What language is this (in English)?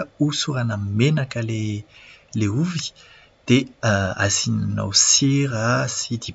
Malagasy